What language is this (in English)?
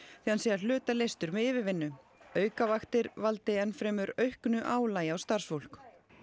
Icelandic